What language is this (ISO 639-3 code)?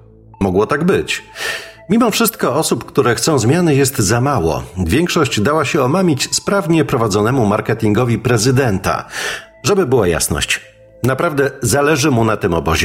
pol